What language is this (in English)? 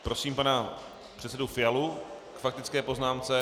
Czech